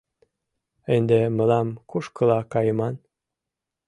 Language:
Mari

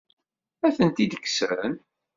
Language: Kabyle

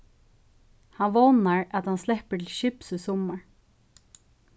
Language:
Faroese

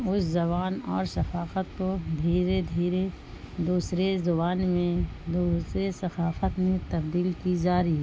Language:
Urdu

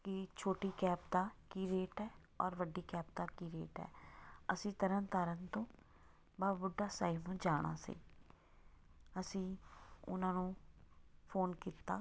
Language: Punjabi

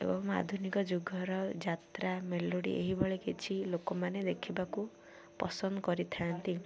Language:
Odia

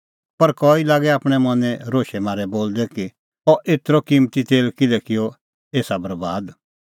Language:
Kullu Pahari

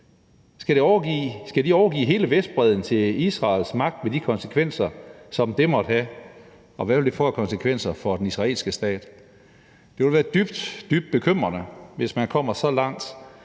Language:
Danish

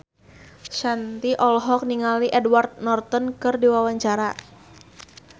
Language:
Sundanese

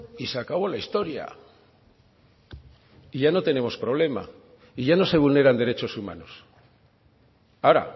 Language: Spanish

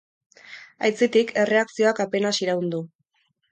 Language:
Basque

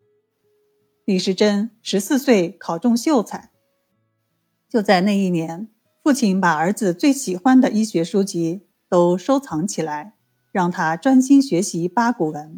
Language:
Chinese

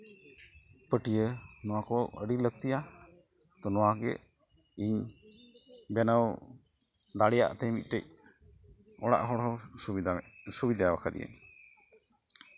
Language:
Santali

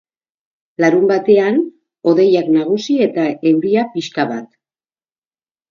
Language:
Basque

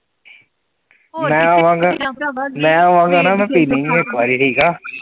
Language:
Punjabi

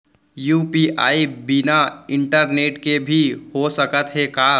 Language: Chhattisgarhi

